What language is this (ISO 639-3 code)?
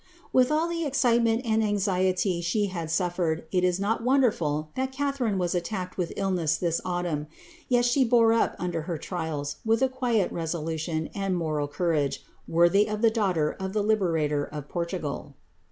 eng